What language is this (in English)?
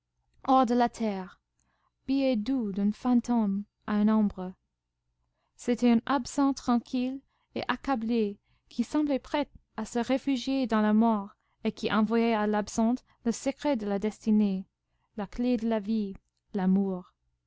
French